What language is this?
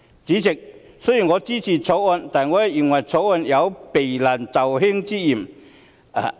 Cantonese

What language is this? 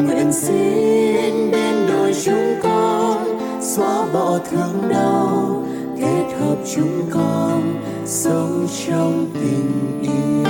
Vietnamese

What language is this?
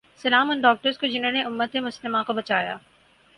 Urdu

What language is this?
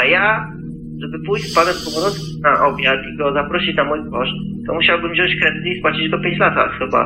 Polish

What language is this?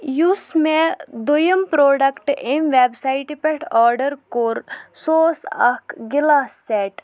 Kashmiri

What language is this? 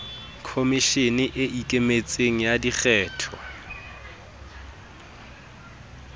Southern Sotho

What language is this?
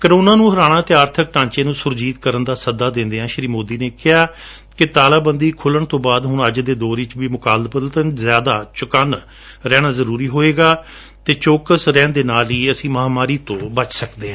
Punjabi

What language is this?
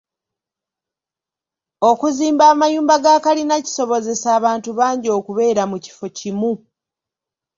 Ganda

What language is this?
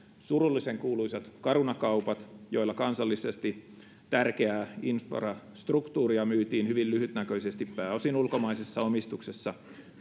Finnish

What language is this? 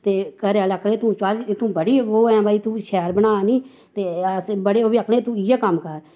Dogri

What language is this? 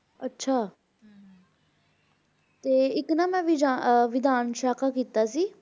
Punjabi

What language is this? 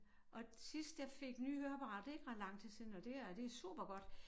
Danish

